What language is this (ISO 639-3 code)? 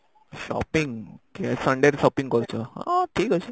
ori